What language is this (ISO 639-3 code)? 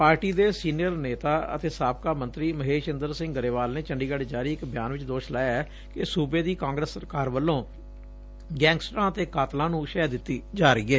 pan